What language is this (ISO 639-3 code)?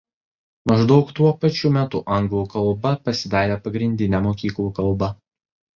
lit